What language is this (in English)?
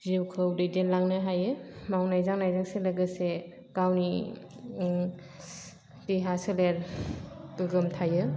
Bodo